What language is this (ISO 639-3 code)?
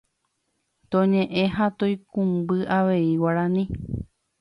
grn